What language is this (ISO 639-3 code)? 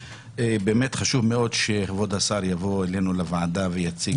heb